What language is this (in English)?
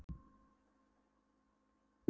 Icelandic